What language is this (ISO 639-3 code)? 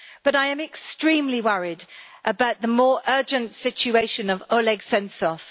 eng